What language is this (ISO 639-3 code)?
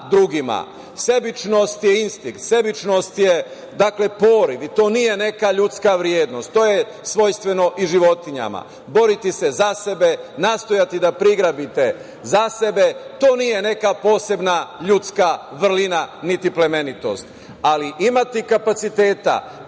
srp